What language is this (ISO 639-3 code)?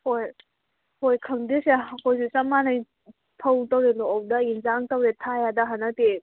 mni